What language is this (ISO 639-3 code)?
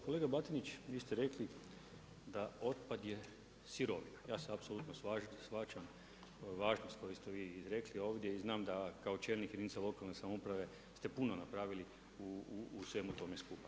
hrv